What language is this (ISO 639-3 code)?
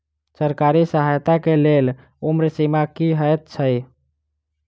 mai